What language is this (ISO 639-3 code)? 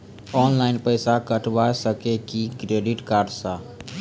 mai